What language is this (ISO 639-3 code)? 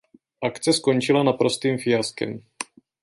ces